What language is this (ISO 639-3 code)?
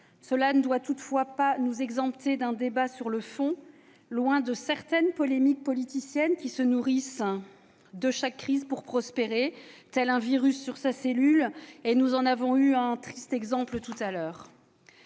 fra